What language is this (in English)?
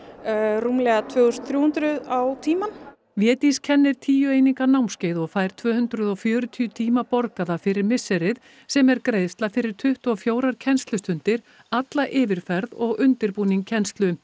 Icelandic